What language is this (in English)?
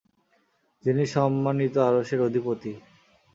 Bangla